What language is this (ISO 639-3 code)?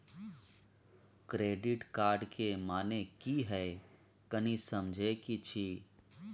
mai